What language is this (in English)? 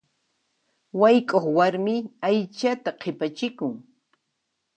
Puno Quechua